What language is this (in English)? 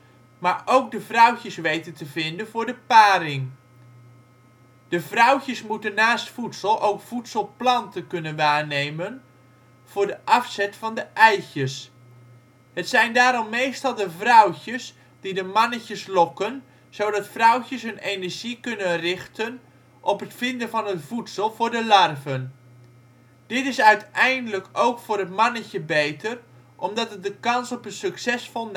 Dutch